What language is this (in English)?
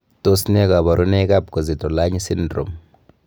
Kalenjin